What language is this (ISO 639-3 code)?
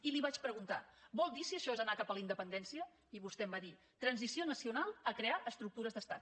cat